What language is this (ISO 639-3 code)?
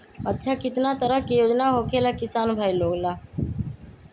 mag